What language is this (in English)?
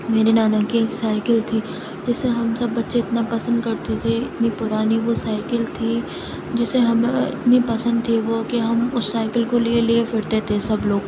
Urdu